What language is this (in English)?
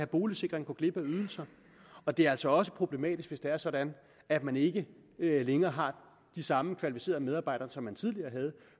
Danish